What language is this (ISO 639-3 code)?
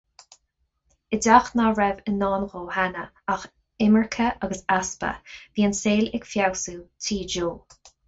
gle